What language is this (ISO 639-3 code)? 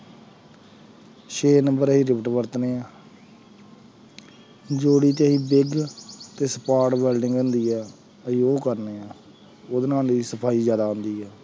pan